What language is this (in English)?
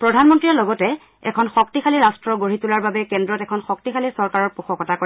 Assamese